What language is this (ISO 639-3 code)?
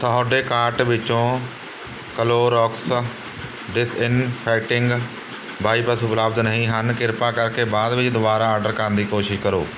pan